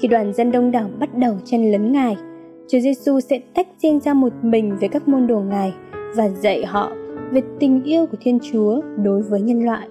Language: Vietnamese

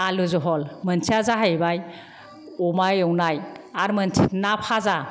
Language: Bodo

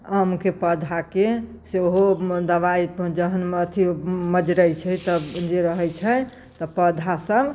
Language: Maithili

